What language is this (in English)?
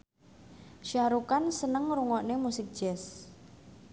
Javanese